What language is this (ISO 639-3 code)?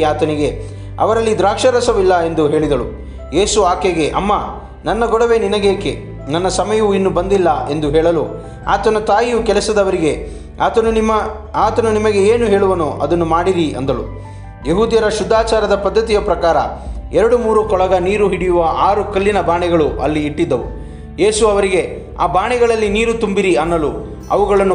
kan